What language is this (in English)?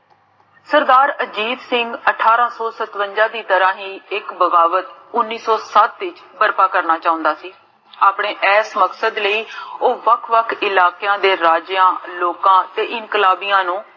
Punjabi